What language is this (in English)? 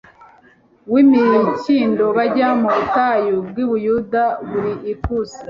Kinyarwanda